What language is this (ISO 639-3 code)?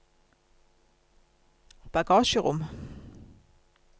nor